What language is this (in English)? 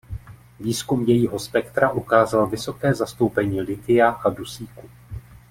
Czech